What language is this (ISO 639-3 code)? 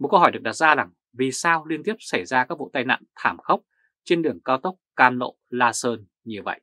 vie